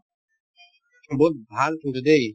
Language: Assamese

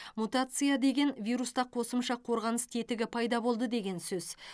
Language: Kazakh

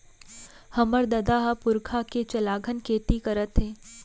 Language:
Chhattisgarhi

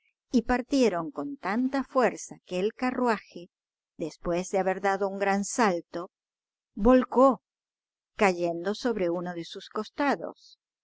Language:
Spanish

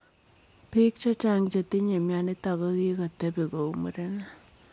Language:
Kalenjin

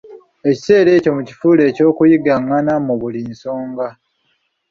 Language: Ganda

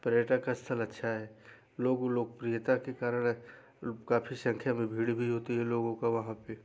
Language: Hindi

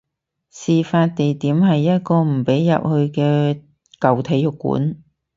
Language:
Cantonese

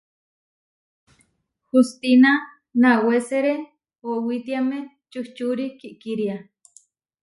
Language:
Huarijio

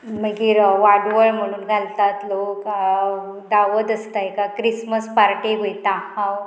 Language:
Konkani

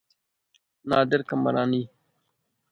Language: Brahui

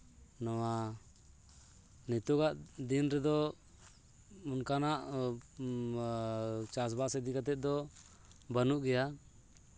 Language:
Santali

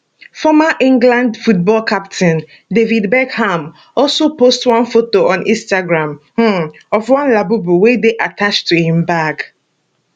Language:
Nigerian Pidgin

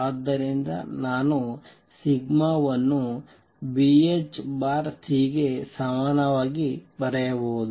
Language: Kannada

